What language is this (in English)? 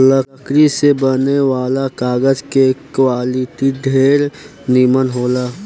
Bhojpuri